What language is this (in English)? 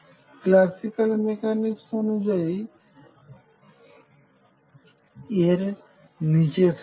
Bangla